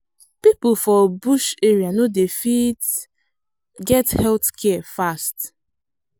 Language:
Nigerian Pidgin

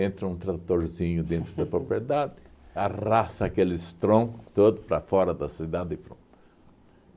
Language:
Portuguese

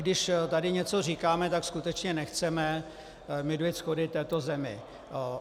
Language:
Czech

